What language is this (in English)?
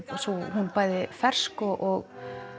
Icelandic